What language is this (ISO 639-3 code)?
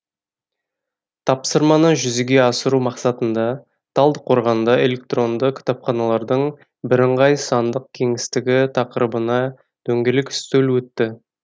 kaz